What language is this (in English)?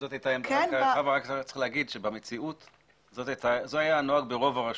Hebrew